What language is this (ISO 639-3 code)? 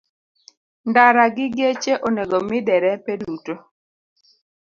luo